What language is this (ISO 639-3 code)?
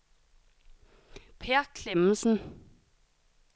dan